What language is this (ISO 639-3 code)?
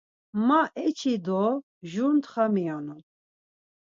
lzz